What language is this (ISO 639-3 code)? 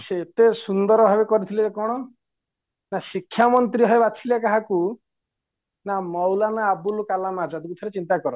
ori